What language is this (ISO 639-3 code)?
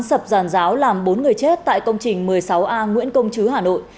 vie